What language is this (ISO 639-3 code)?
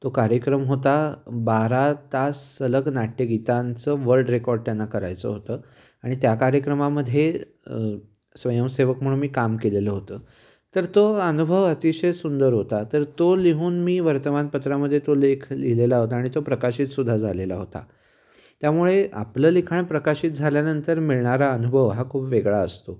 mar